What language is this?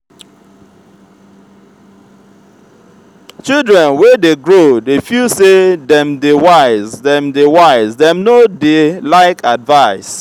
Nigerian Pidgin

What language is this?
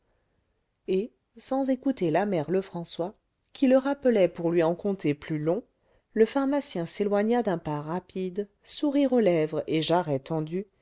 French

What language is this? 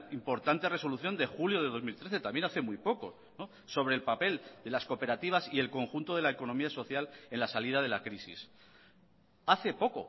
Spanish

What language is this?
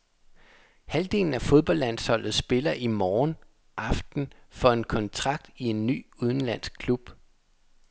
Danish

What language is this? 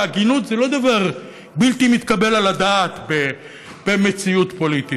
Hebrew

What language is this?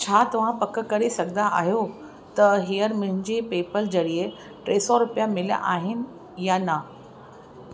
Sindhi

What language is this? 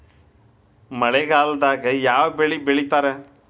Kannada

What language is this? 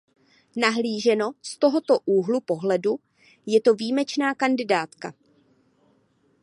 Czech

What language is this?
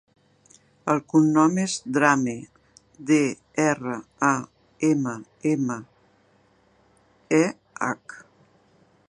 Catalan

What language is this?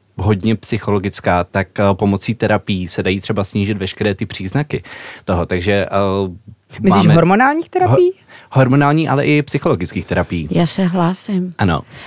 Czech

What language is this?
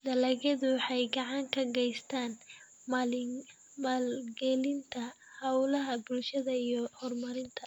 Somali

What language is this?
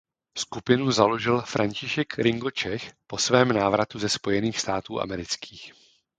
Czech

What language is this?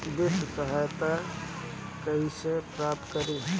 Bhojpuri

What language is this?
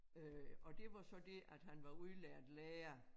Danish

